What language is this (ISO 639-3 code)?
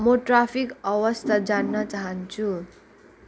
nep